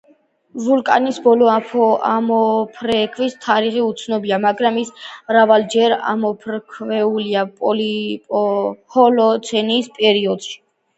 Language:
Georgian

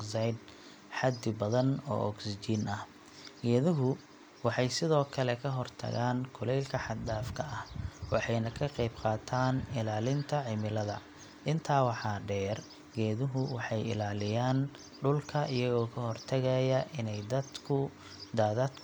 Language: Somali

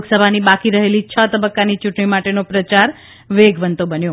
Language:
Gujarati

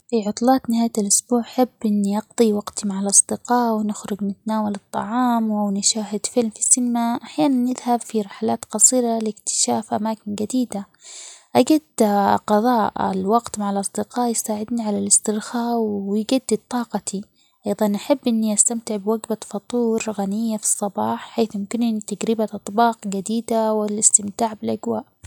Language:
Omani Arabic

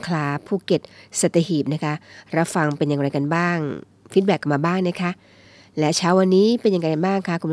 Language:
Thai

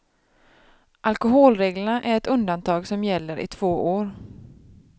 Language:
Swedish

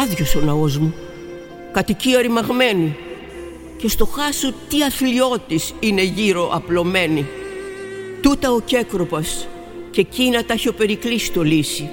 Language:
Greek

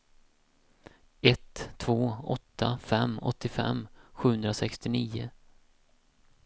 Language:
Swedish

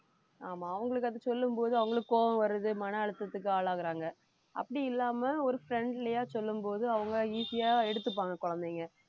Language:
Tamil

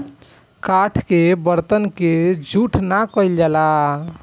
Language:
Bhojpuri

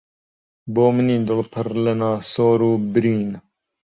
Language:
Central Kurdish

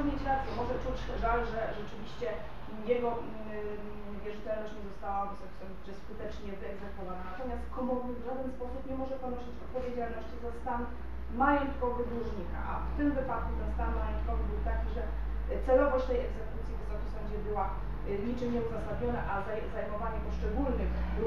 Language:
Polish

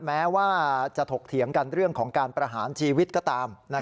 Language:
Thai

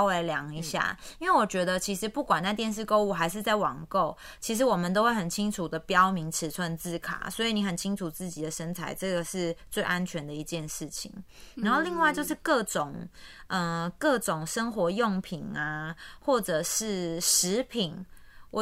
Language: Chinese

